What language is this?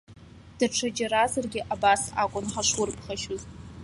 Abkhazian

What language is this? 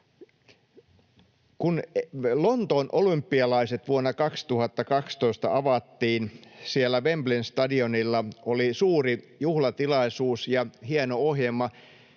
Finnish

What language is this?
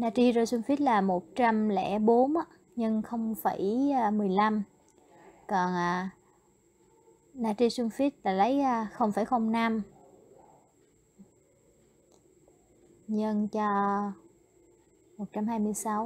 Vietnamese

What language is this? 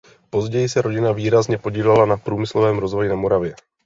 Czech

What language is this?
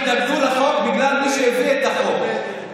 Hebrew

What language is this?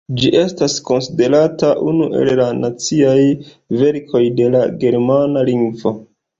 Esperanto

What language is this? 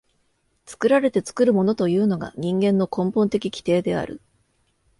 Japanese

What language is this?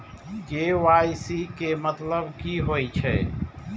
Maithili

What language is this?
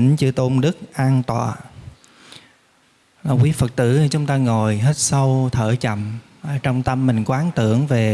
Vietnamese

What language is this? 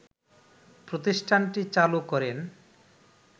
Bangla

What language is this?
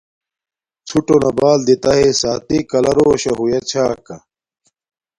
Domaaki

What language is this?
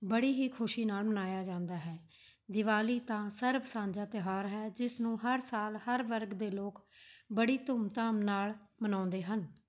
Punjabi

